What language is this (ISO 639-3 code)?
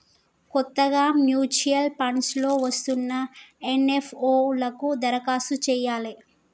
tel